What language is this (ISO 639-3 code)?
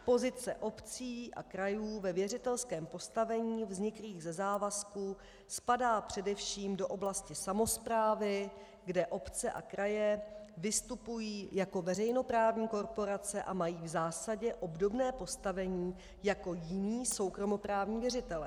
ces